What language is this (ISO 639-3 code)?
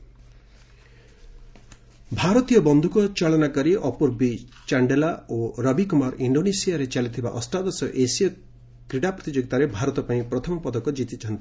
ori